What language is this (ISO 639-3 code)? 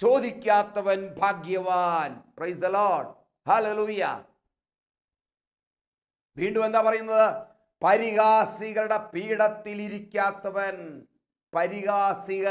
mal